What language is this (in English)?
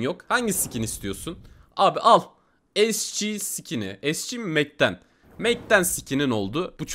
Turkish